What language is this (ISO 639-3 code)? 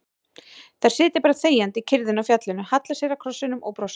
isl